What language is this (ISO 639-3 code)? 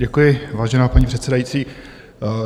ces